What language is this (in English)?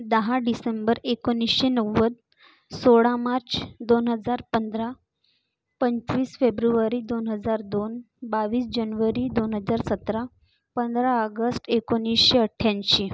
Marathi